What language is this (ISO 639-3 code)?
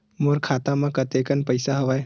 hne